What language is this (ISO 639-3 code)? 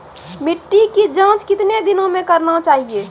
mai